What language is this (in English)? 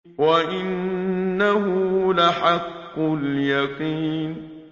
Arabic